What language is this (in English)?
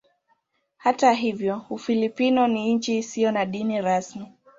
Swahili